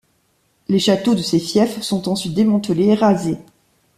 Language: French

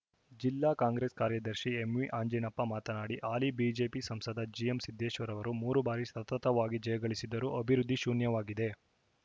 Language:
Kannada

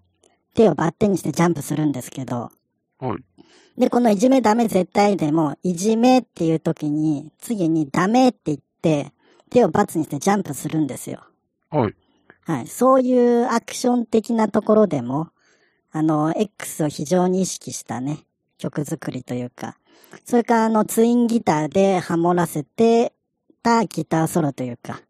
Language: Japanese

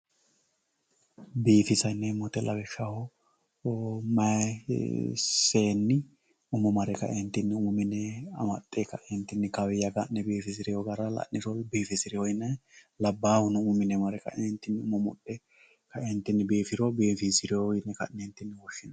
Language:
Sidamo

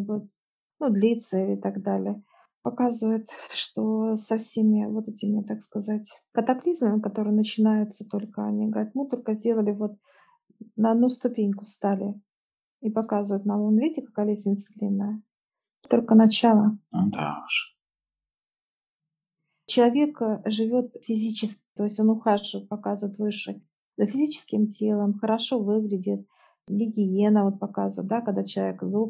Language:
Russian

